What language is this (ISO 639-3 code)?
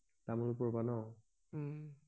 asm